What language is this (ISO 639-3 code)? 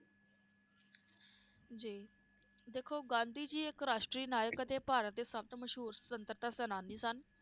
pan